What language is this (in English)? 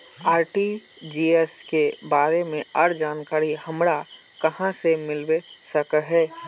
Magahi